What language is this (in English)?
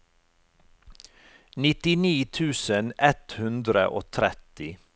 Norwegian